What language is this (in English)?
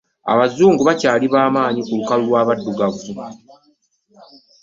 Ganda